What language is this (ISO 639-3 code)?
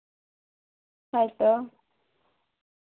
sat